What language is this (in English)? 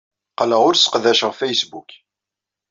Kabyle